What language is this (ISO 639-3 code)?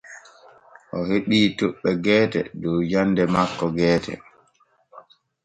fue